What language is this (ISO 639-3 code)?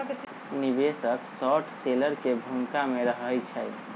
mag